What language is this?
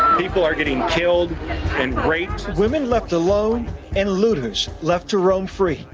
English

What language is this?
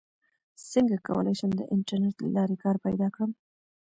Pashto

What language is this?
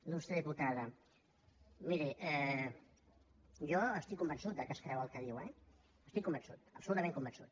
Catalan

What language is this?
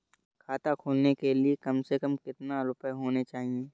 Hindi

